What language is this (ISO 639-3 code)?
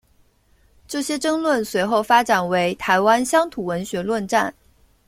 zho